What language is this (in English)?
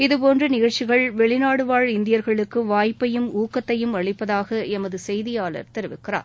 Tamil